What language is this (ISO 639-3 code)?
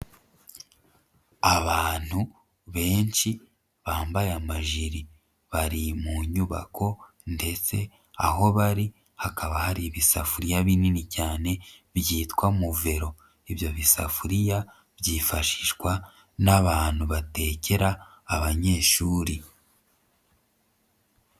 kin